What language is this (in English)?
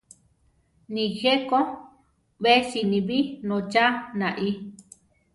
Central Tarahumara